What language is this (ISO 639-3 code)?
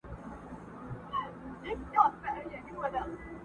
pus